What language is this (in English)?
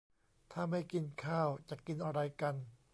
Thai